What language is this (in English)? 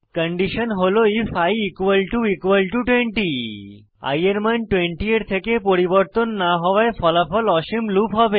Bangla